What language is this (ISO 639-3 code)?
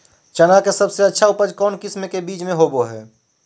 mag